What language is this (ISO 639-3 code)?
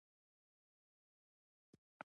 pus